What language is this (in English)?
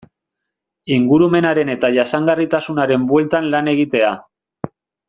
Basque